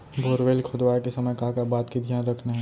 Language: Chhattisgarhi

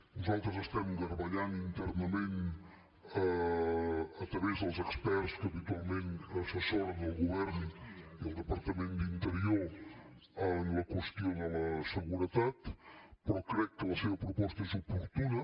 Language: Catalan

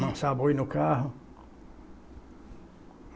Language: Portuguese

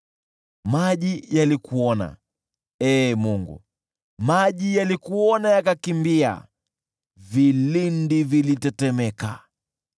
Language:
Swahili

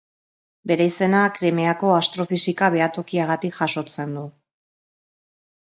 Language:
Basque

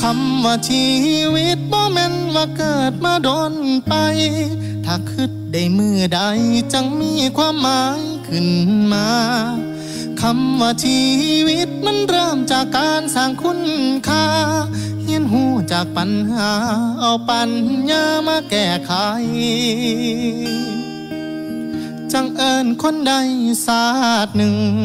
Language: Thai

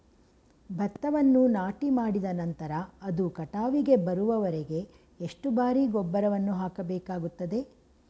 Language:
Kannada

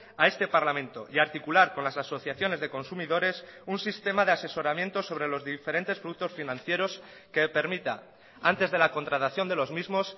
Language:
Spanish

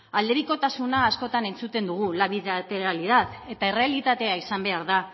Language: Basque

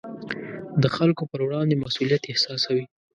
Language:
Pashto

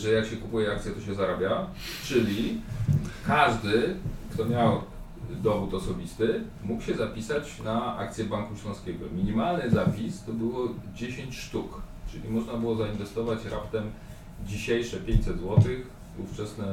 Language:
Polish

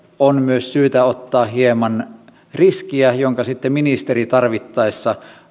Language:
Finnish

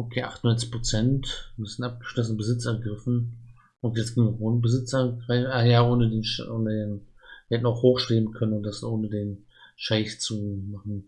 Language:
German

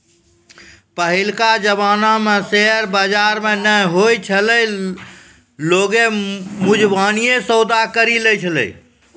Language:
Maithili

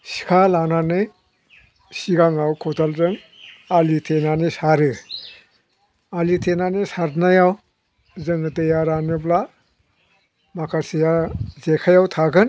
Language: Bodo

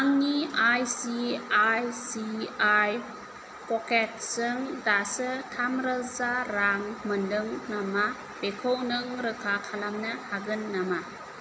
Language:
Bodo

